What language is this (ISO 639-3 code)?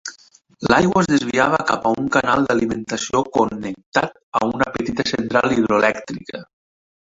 cat